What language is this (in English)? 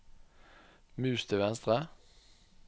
Norwegian